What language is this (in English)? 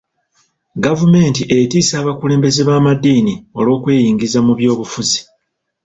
Ganda